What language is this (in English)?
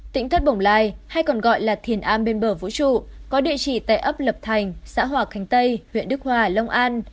Vietnamese